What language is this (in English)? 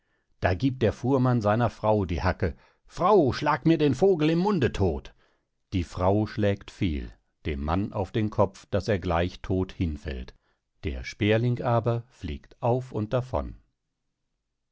German